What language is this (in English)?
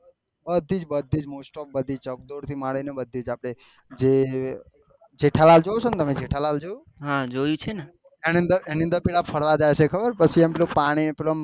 Gujarati